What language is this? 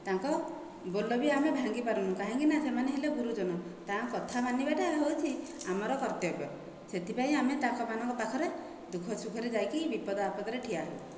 Odia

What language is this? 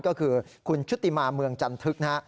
Thai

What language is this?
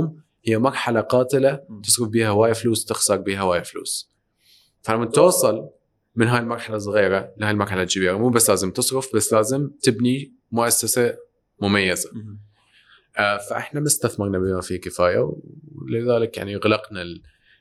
Arabic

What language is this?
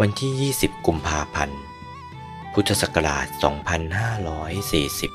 Thai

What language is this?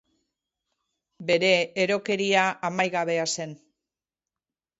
Basque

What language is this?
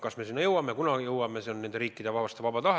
Estonian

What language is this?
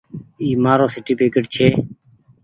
Goaria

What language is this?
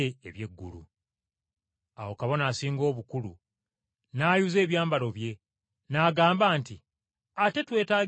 Ganda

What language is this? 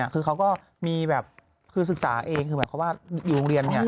Thai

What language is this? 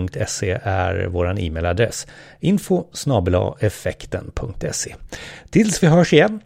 Swedish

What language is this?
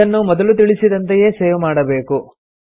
Kannada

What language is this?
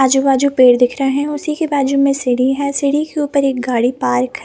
Hindi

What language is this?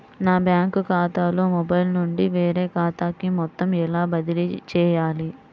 Telugu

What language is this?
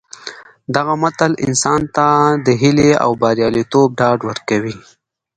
Pashto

